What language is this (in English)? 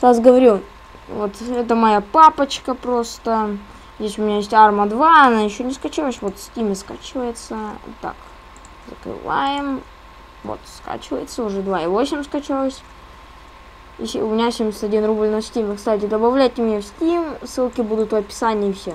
Russian